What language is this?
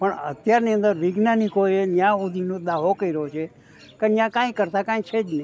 Gujarati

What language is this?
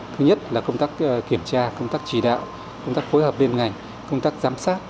Vietnamese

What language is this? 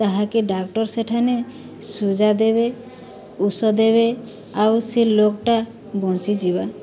Odia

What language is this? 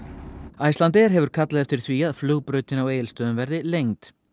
Icelandic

